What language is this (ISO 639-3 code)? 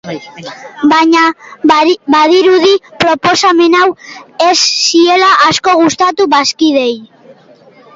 eus